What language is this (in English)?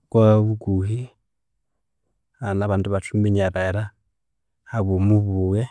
Konzo